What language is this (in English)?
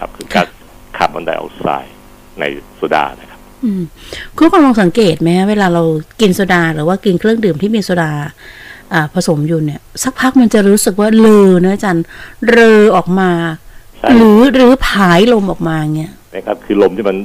Thai